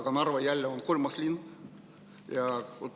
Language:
Estonian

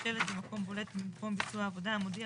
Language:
Hebrew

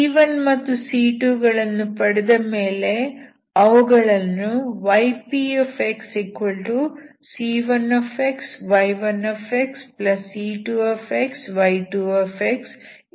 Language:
Kannada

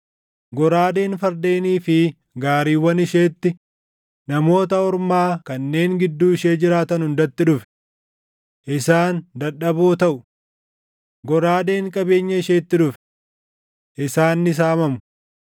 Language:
Oromo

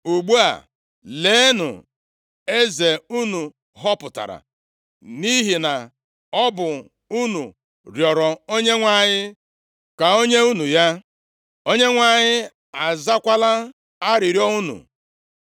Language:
Igbo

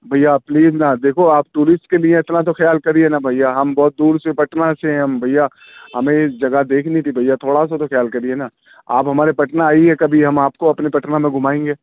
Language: Urdu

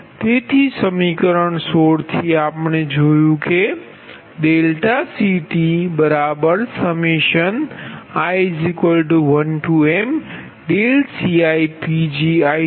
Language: Gujarati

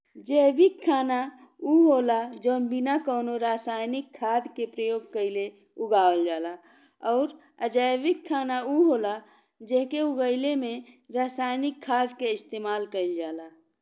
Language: Bhojpuri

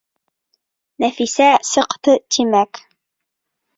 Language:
Bashkir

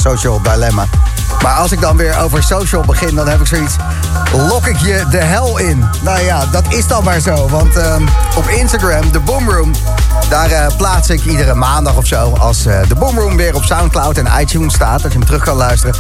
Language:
Dutch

